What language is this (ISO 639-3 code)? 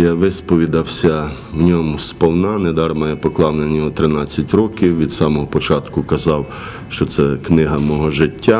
ukr